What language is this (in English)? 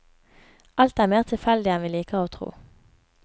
Norwegian